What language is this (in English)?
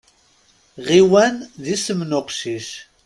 Kabyle